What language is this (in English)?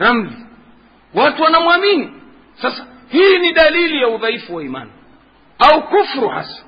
Swahili